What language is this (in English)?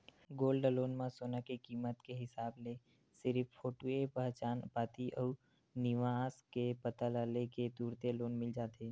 Chhattisgarhi